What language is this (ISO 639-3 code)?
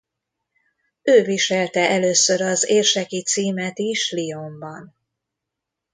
hun